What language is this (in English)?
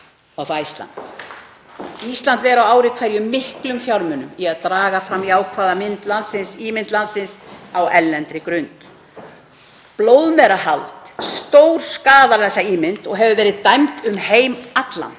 Icelandic